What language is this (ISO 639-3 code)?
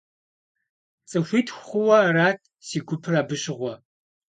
kbd